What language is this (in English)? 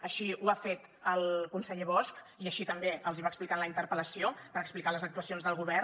Catalan